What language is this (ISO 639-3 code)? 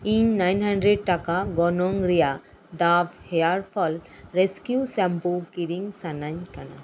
sat